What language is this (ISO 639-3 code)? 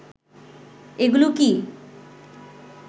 ben